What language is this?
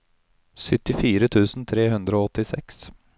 Norwegian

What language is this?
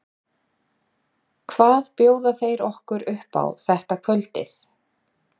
Icelandic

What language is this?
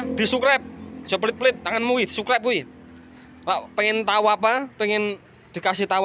Indonesian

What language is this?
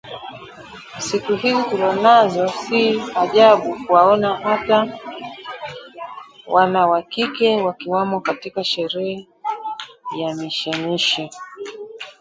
Swahili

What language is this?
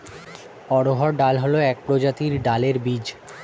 Bangla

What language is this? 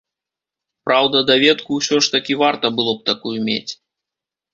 Belarusian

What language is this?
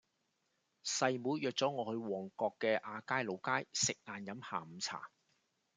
Cantonese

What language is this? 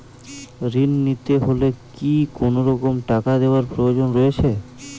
Bangla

